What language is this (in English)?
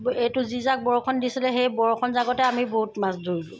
Assamese